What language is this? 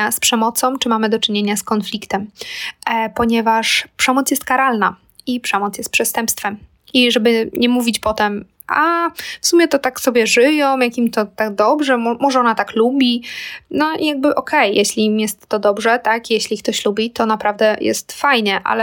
Polish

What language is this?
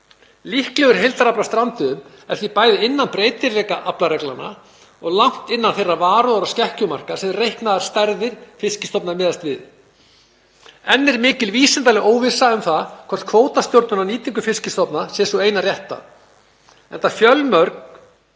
Icelandic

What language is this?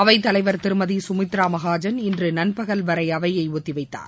Tamil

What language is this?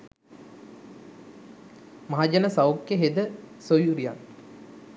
Sinhala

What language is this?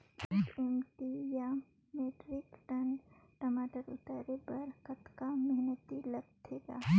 Chhattisgarhi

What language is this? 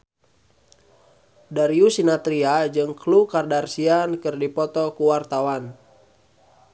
Sundanese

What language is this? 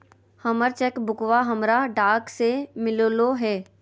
Magahi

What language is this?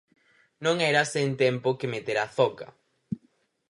Galician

